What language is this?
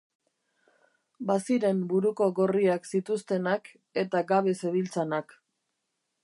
Basque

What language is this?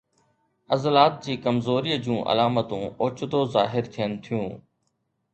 Sindhi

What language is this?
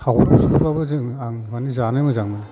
Bodo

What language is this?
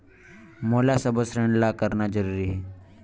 Chhattisgarhi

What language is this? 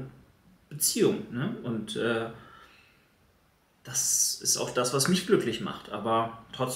German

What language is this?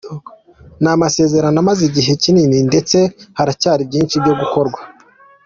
Kinyarwanda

